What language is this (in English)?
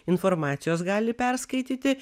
Lithuanian